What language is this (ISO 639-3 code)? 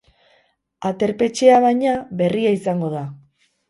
eus